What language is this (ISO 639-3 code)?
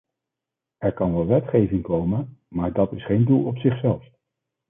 nld